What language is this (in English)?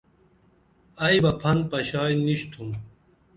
Dameli